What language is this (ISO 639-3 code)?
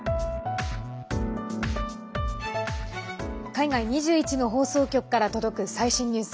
jpn